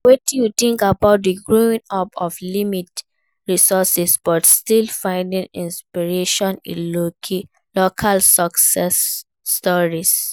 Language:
Nigerian Pidgin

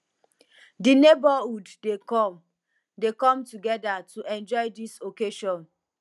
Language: Nigerian Pidgin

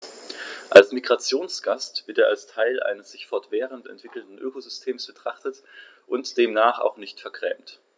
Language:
German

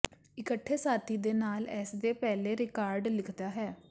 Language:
Punjabi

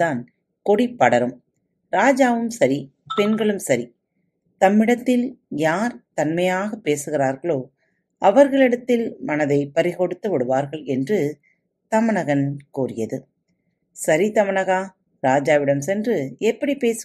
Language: Tamil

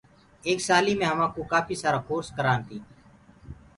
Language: Gurgula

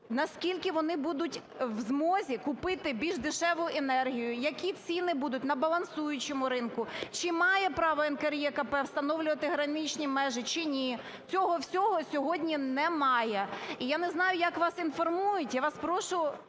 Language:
Ukrainian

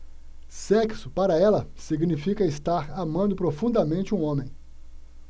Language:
Portuguese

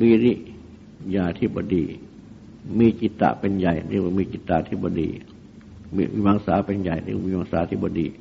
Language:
Thai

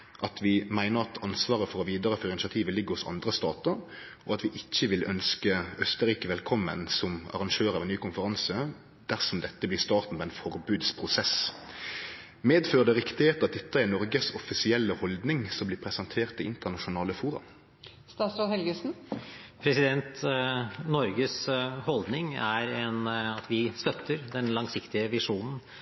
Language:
Norwegian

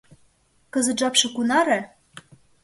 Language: Mari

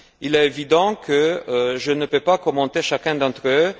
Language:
French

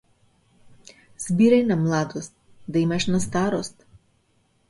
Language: Macedonian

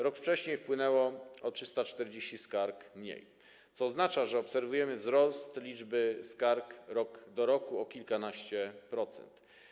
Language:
Polish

